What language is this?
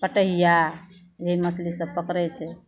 Maithili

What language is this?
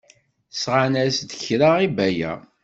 Kabyle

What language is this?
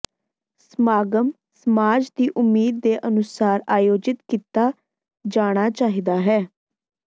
Punjabi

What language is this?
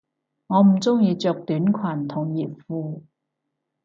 Cantonese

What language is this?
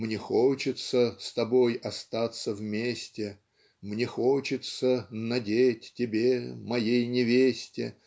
Russian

